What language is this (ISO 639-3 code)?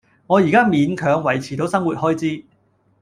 yue